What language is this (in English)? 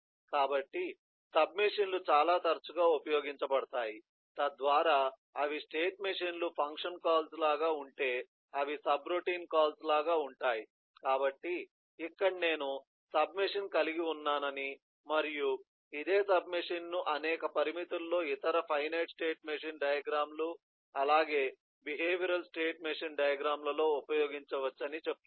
Telugu